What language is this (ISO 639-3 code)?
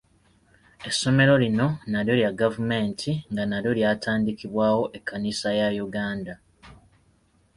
lug